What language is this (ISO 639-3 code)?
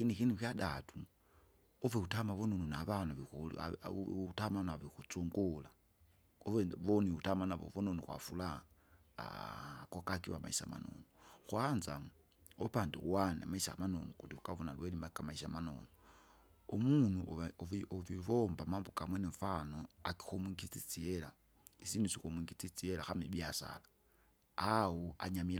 zga